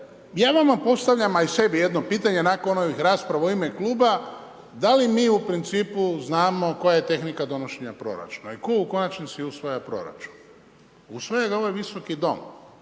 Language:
Croatian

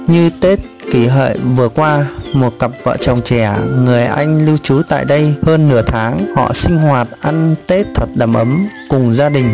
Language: Vietnamese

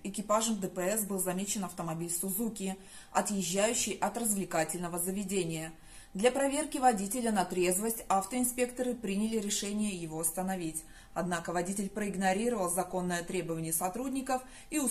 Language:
Russian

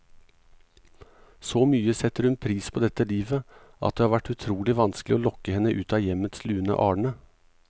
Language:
Norwegian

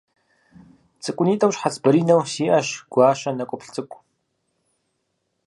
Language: Kabardian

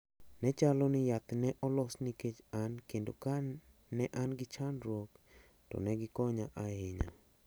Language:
Luo (Kenya and Tanzania)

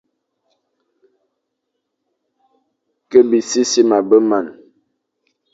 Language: Fang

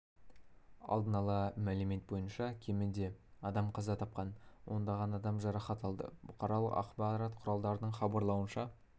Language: Kazakh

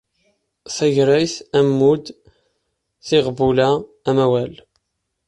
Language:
Kabyle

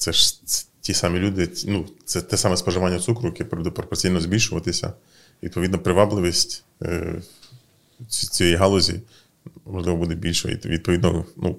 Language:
Ukrainian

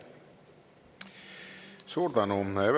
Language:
Estonian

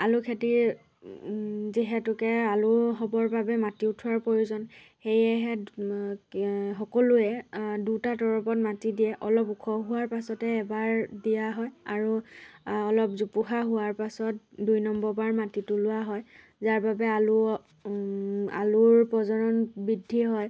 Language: Assamese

